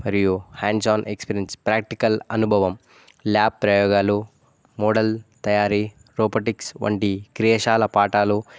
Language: Telugu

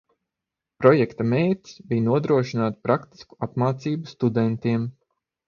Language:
Latvian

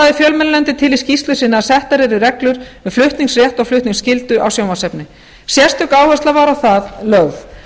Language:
Icelandic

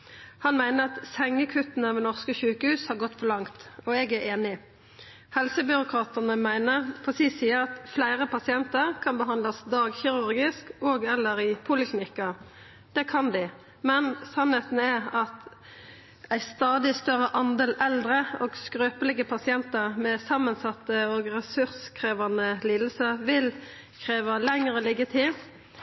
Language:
Norwegian Nynorsk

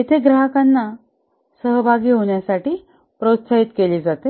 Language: Marathi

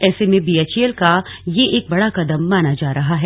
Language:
Hindi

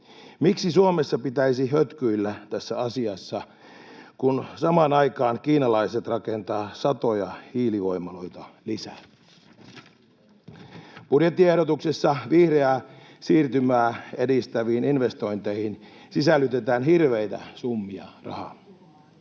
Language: Finnish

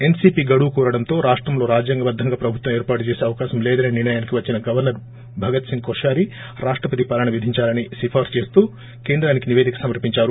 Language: Telugu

